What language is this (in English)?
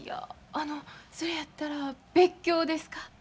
Japanese